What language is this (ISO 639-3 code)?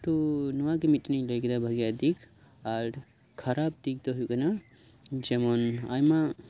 sat